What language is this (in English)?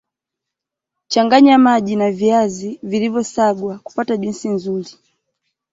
Swahili